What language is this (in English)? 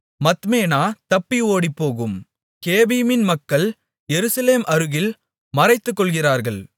Tamil